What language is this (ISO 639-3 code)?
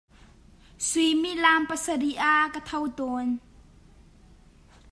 cnh